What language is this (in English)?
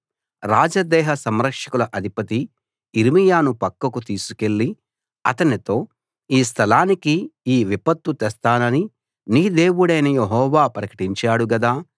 Telugu